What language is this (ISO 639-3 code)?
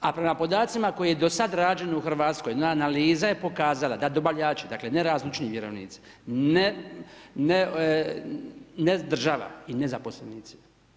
hrv